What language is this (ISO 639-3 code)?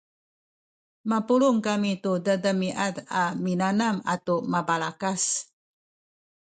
szy